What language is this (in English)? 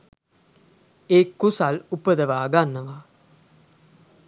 Sinhala